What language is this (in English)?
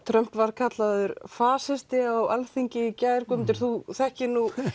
Icelandic